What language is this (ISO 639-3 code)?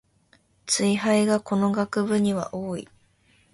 jpn